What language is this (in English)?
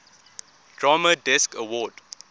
English